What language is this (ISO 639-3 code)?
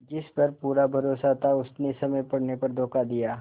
hin